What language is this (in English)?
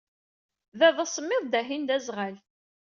Kabyle